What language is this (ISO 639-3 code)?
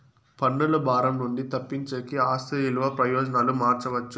tel